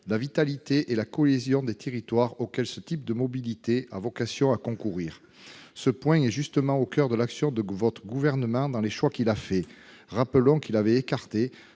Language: French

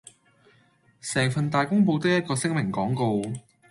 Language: Cantonese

